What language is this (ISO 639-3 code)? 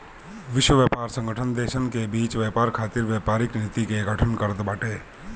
bho